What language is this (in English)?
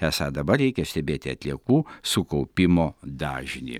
Lithuanian